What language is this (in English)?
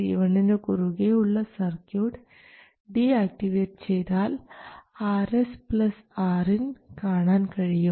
Malayalam